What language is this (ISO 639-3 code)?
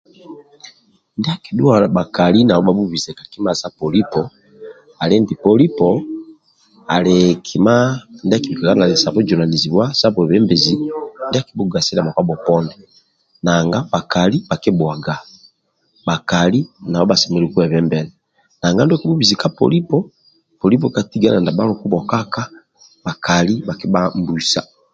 rwm